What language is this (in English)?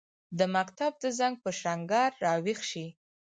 Pashto